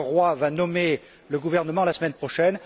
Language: French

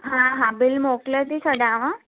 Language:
Sindhi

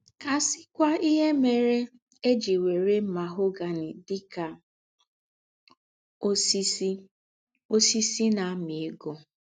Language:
Igbo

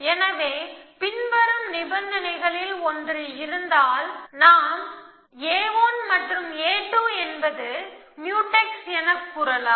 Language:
Tamil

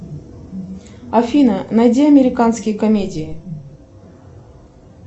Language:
Russian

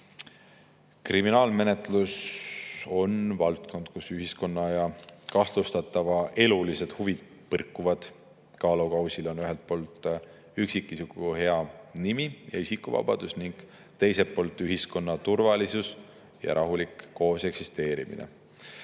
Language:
Estonian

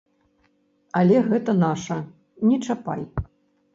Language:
Belarusian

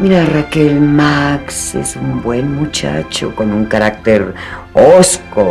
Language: Spanish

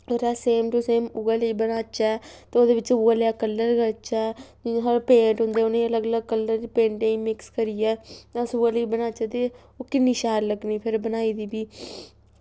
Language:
Dogri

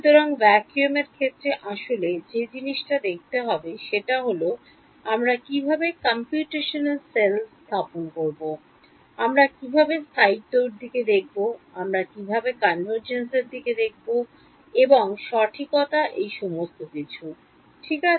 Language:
Bangla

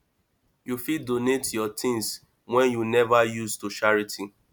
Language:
Nigerian Pidgin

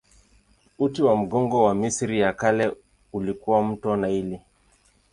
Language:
Swahili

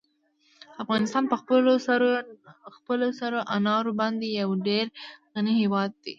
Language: Pashto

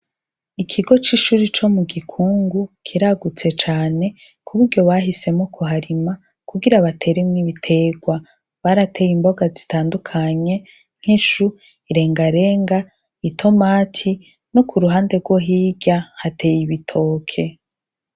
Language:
Rundi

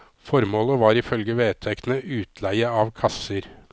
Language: Norwegian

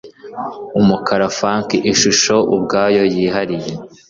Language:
Kinyarwanda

